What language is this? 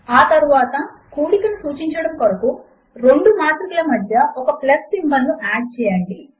Telugu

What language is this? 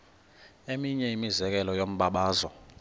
Xhosa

